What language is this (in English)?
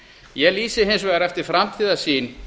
Icelandic